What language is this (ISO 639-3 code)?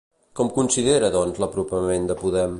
cat